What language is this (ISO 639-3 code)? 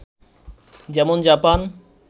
ben